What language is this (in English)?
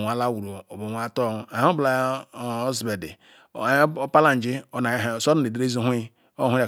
Ikwere